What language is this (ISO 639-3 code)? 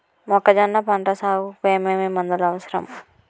tel